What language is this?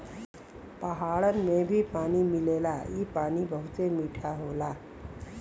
Bhojpuri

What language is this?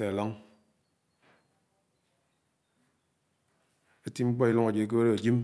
Anaang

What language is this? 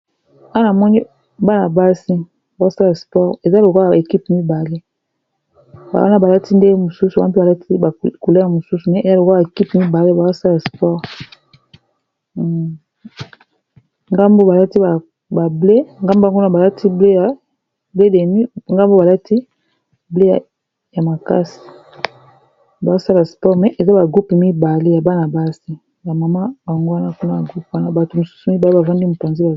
Lingala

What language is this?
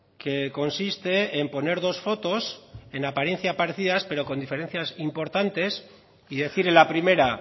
Spanish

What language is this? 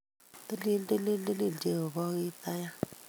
Kalenjin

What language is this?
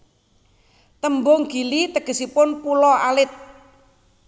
Javanese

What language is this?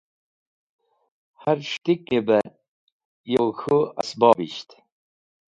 Wakhi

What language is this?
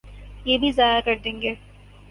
Urdu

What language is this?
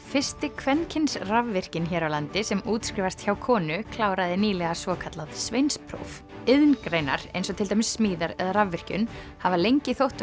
Icelandic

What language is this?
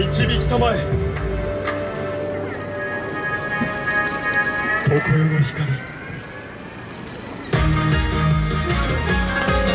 Japanese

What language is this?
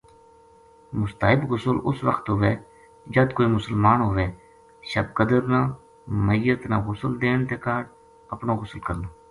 Gujari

